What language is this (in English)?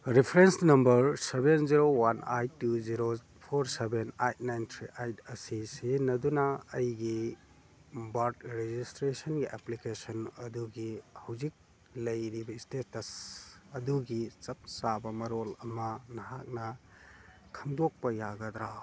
Manipuri